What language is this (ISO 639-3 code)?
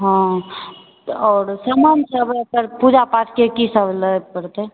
mai